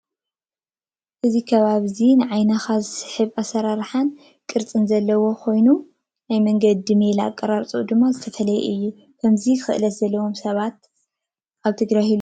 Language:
Tigrinya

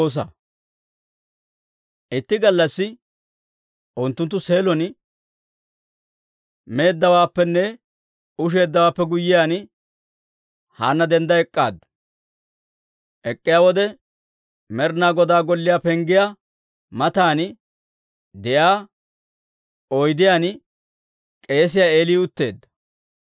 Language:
Dawro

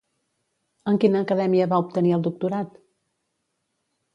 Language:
Catalan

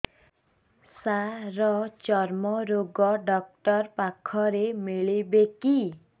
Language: Odia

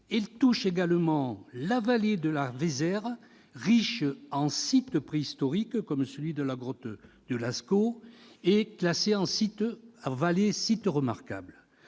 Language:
French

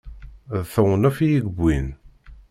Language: Kabyle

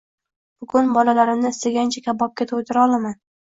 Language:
Uzbek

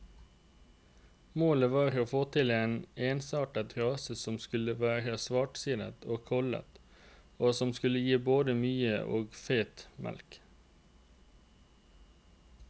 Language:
Norwegian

